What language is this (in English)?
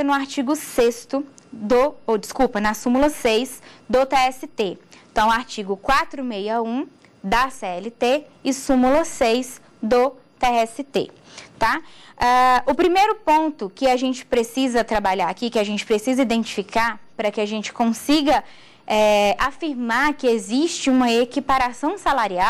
Portuguese